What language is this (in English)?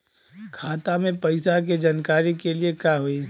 Bhojpuri